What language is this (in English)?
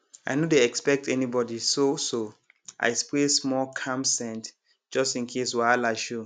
Nigerian Pidgin